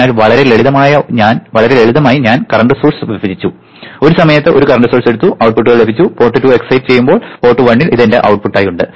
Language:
Malayalam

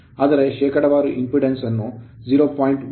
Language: Kannada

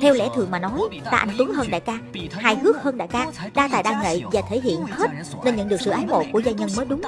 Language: Vietnamese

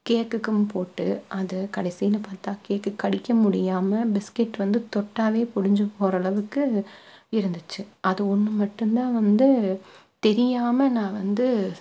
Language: Tamil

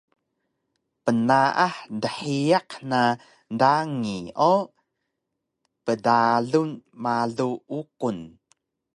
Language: Taroko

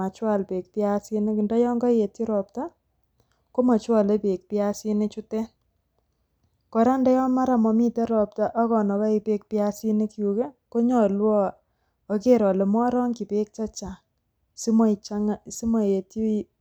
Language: Kalenjin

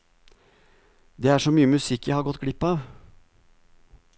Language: Norwegian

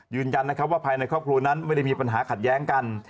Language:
Thai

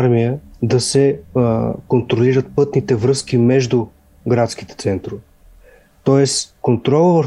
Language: Bulgarian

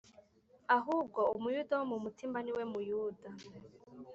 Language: Kinyarwanda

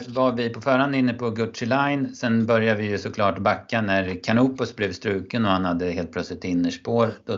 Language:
Swedish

